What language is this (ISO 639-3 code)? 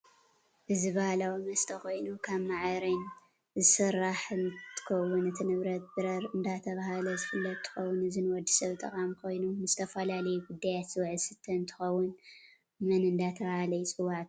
tir